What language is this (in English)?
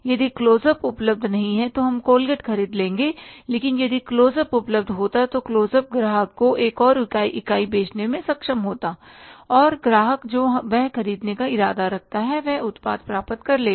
Hindi